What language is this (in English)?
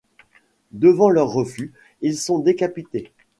French